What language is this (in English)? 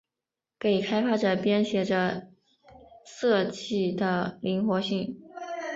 Chinese